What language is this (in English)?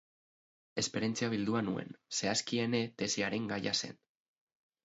Basque